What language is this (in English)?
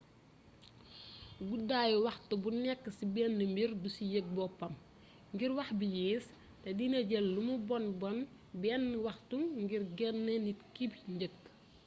Wolof